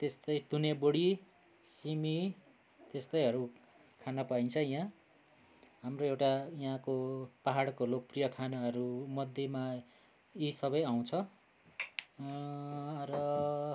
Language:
Nepali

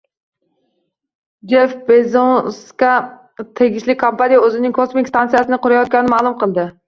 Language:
Uzbek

